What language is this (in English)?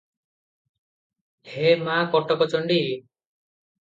Odia